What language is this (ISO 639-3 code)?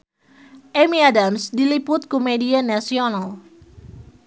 sun